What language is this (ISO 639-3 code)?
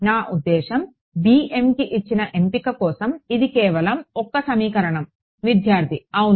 tel